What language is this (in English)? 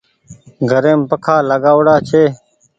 Goaria